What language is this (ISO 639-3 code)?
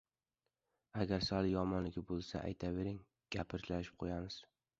uzb